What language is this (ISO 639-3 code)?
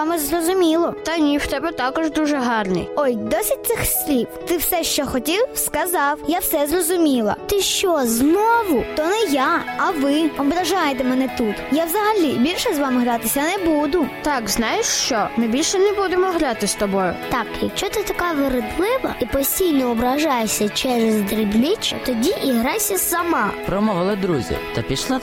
ukr